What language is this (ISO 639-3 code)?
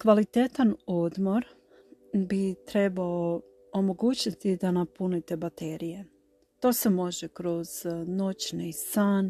hrv